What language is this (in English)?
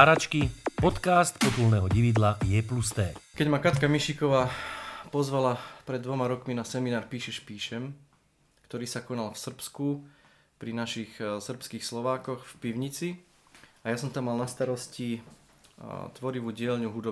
Slovak